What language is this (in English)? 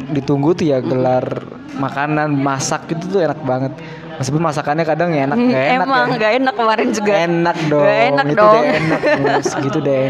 Indonesian